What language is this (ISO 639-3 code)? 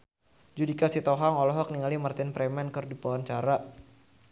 sun